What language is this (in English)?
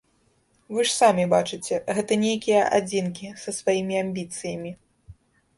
Belarusian